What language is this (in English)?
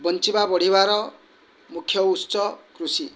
Odia